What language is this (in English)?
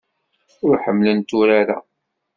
Kabyle